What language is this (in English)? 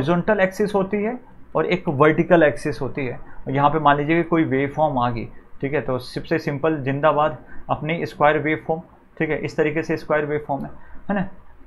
Hindi